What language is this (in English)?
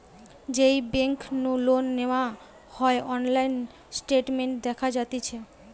Bangla